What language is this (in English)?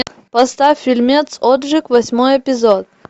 Russian